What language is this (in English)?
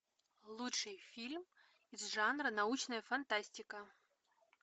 Russian